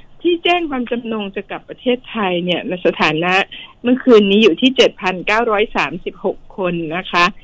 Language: Thai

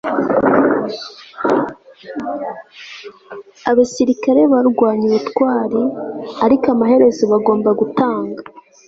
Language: Kinyarwanda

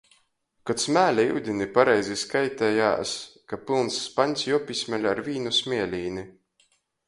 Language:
Latgalian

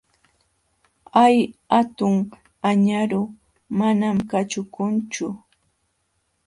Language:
Jauja Wanca Quechua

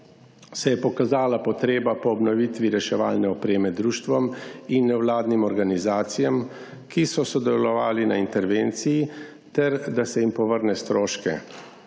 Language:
Slovenian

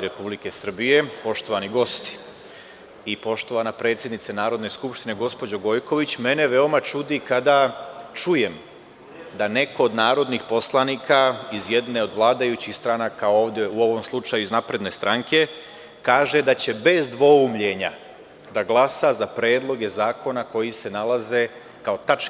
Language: Serbian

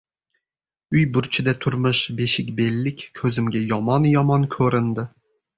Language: Uzbek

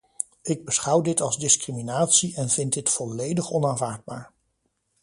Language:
Dutch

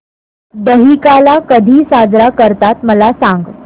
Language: Marathi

